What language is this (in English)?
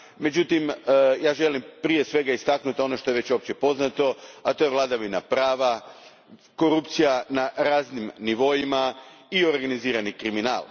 Croatian